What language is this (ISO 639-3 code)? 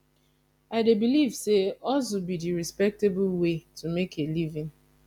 pcm